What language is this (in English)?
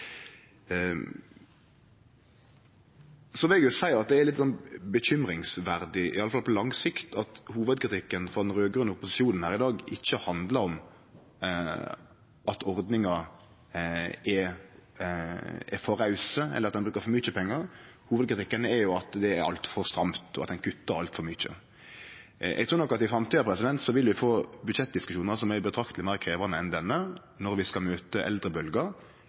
Norwegian Nynorsk